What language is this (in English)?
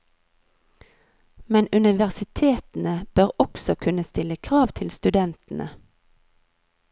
Norwegian